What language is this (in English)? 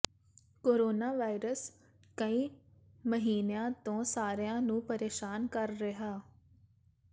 Punjabi